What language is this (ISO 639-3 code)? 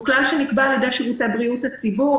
heb